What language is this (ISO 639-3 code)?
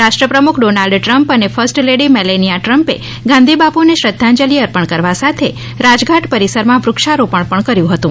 guj